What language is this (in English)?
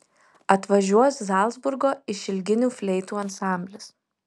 Lithuanian